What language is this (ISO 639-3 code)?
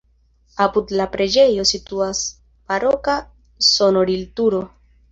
epo